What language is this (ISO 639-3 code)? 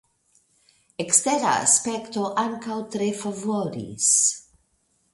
epo